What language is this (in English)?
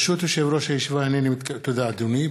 Hebrew